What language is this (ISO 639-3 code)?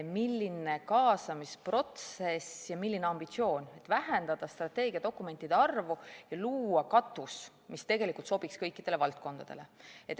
est